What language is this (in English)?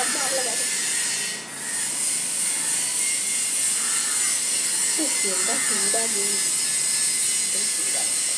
Thai